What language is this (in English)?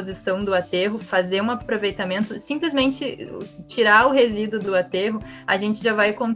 Portuguese